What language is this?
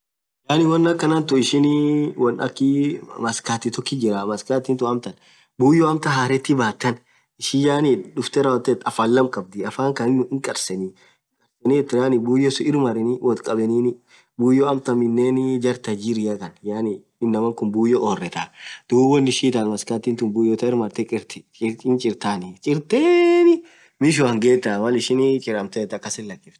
Orma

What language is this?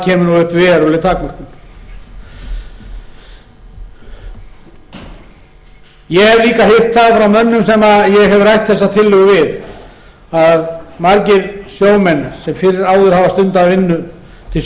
Icelandic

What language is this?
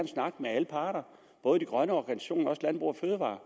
Danish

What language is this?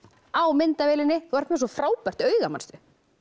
Icelandic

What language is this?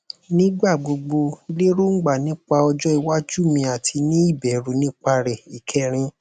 Yoruba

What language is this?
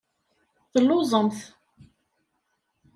Kabyle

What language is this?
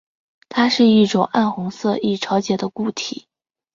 Chinese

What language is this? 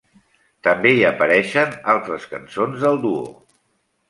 Catalan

